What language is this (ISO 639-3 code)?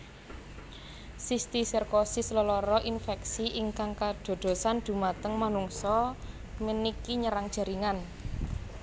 jav